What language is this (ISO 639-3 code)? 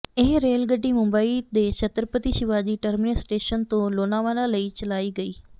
pan